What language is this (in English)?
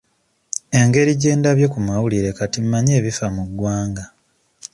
Ganda